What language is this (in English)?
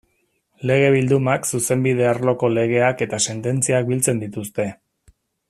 Basque